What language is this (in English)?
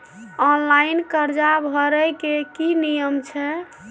Maithili